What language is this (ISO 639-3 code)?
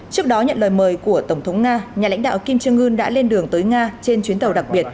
vie